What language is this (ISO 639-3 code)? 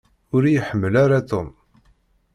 kab